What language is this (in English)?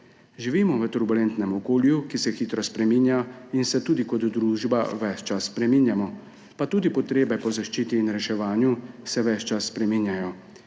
Slovenian